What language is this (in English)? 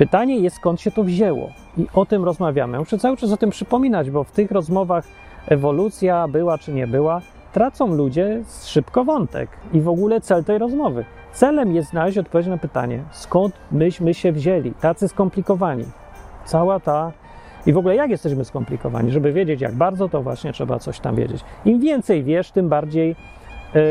Polish